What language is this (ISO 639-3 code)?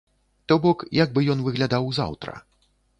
bel